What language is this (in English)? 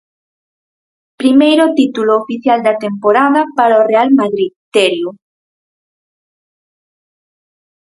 Galician